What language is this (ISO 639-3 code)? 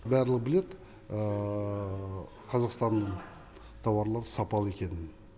kaz